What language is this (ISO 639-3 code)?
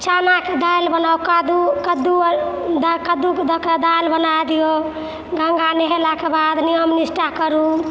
mai